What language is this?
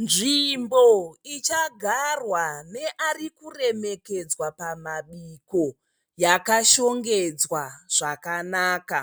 Shona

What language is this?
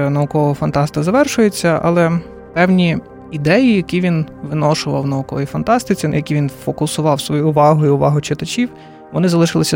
Ukrainian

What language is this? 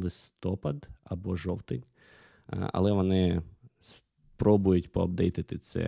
Ukrainian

